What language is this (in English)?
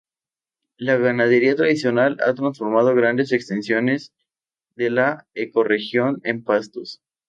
Spanish